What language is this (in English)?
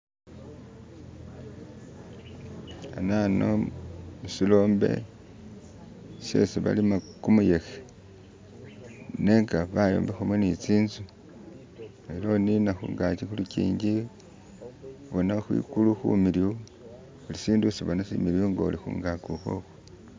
Masaaba